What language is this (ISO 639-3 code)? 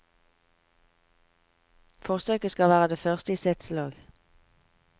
nor